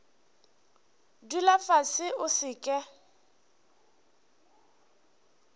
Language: Northern Sotho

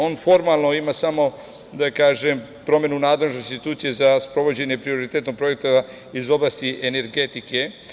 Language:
Serbian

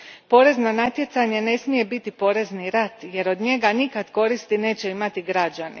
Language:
Croatian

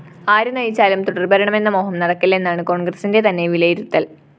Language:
Malayalam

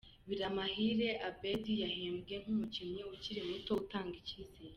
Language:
Kinyarwanda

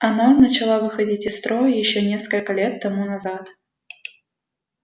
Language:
Russian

